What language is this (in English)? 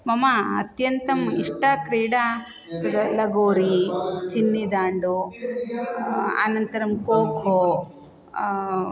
Sanskrit